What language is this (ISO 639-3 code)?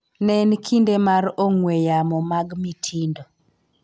luo